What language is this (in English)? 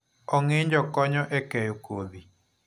Luo (Kenya and Tanzania)